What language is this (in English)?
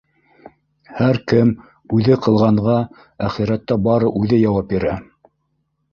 Bashkir